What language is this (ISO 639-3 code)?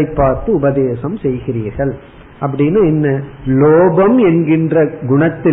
tam